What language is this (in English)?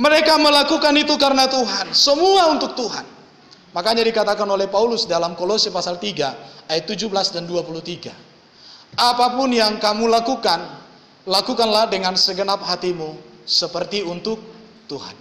Indonesian